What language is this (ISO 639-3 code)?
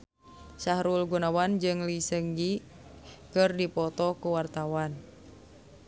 sun